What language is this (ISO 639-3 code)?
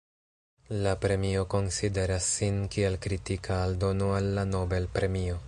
epo